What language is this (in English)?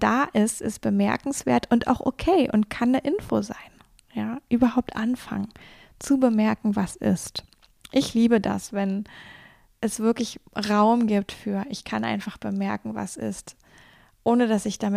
German